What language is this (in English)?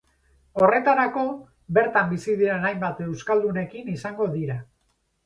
Basque